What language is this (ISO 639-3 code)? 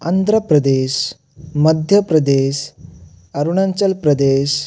ori